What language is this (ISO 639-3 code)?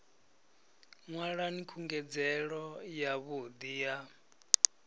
ven